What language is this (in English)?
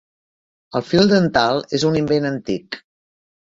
Catalan